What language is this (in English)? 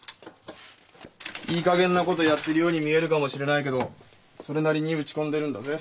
Japanese